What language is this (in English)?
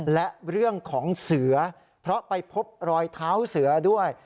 Thai